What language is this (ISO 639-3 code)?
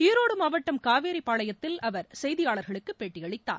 tam